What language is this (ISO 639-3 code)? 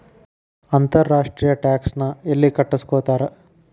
kan